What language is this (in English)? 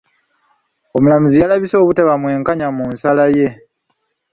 Ganda